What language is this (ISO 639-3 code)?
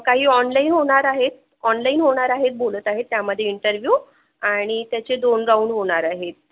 mar